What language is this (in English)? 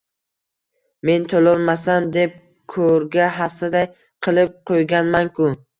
Uzbek